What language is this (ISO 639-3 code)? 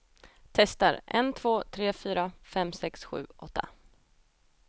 swe